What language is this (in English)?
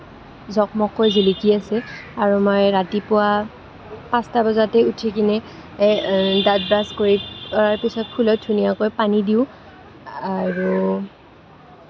Assamese